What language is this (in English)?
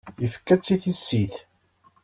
Kabyle